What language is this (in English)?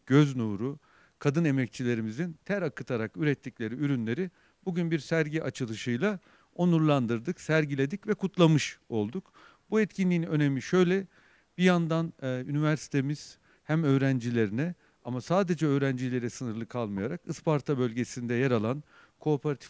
Turkish